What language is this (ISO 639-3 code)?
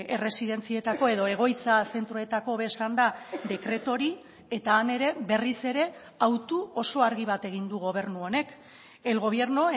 eus